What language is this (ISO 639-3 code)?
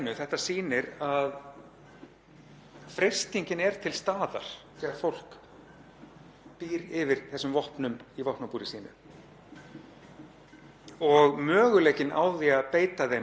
isl